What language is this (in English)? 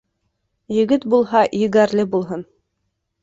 Bashkir